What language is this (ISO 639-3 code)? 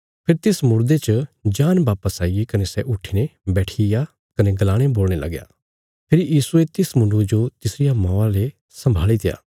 kfs